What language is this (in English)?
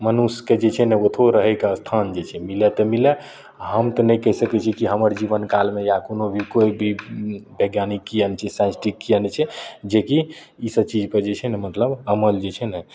Maithili